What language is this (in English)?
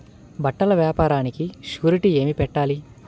Telugu